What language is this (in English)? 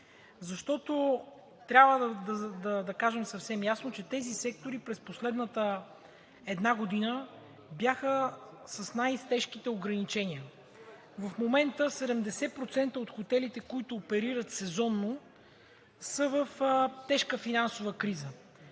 Bulgarian